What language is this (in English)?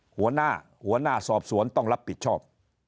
Thai